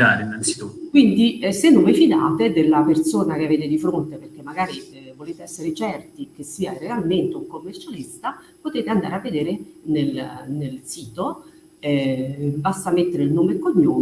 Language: Italian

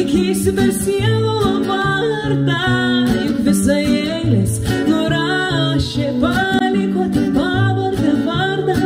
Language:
Lithuanian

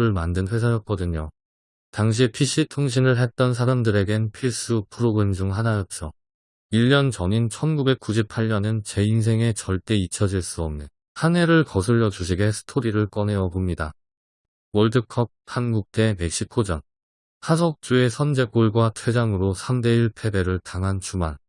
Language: Korean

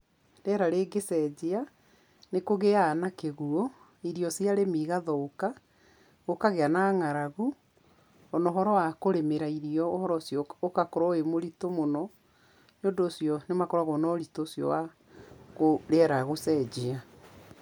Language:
Kikuyu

